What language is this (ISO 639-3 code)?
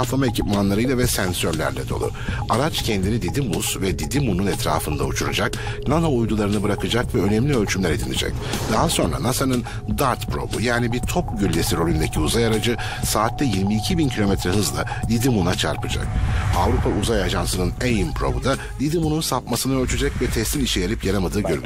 tur